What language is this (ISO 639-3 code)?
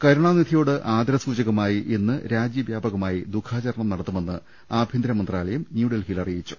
mal